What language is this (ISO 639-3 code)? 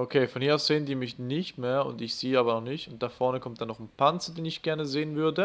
deu